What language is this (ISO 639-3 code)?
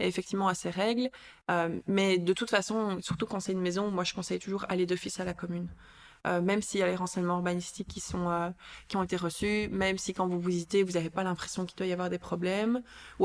fra